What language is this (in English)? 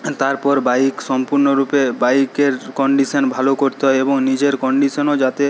Bangla